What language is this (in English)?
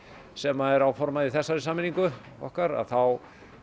Icelandic